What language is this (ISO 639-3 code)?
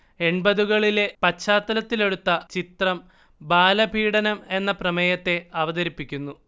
mal